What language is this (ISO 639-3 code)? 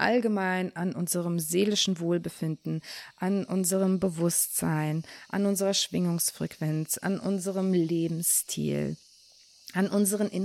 deu